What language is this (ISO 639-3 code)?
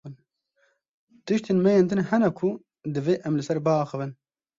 kur